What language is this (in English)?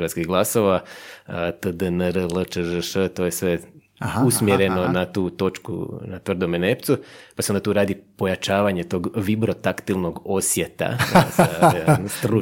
Croatian